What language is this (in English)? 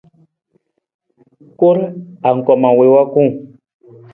Nawdm